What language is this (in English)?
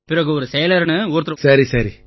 Tamil